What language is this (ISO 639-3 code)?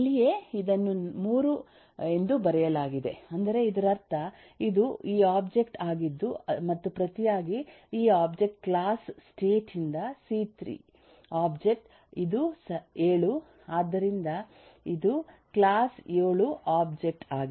kan